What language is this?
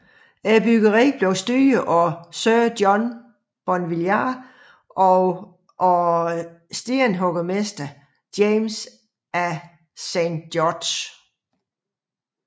Danish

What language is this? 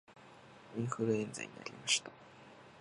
Japanese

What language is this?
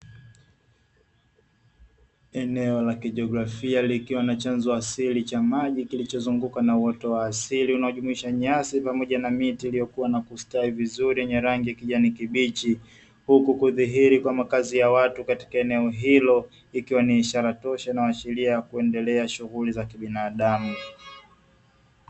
Swahili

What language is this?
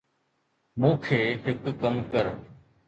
Sindhi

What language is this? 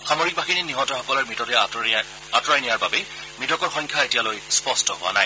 Assamese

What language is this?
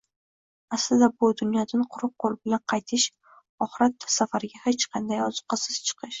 Uzbek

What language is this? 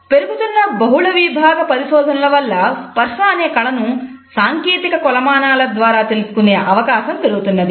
Telugu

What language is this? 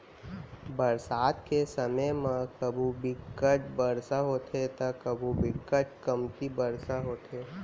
Chhattisgarhi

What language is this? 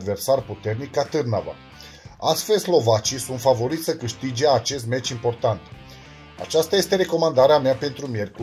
Romanian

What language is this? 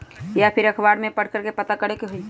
Magahi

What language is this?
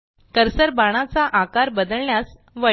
Marathi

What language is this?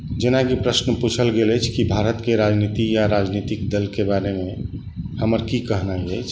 Maithili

